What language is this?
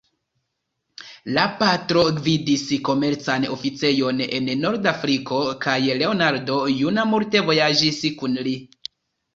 Esperanto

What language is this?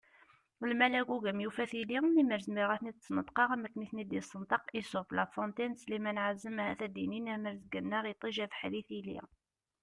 Kabyle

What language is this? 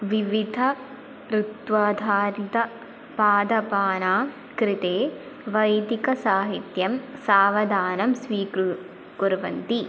Sanskrit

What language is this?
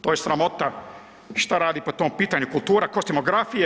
Croatian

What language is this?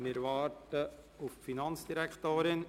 Swiss German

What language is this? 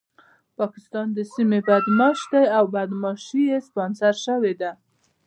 Pashto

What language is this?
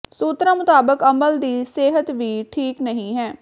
Punjabi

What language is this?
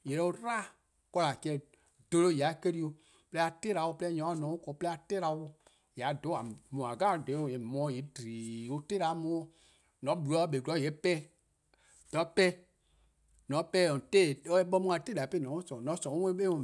Eastern Krahn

